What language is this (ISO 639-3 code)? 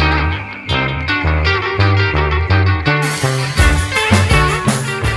ell